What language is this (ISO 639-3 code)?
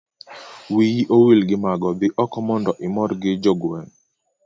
luo